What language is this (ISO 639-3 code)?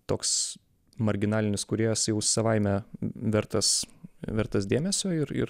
lit